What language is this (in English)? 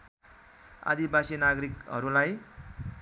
Nepali